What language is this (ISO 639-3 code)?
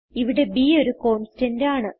mal